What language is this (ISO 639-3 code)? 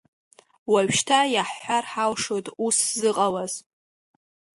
abk